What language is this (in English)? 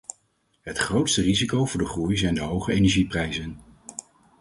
Dutch